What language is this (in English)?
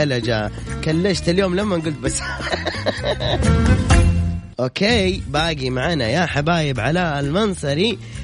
Arabic